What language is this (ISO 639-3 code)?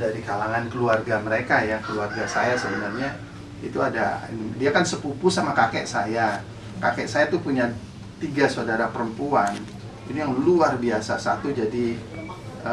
ind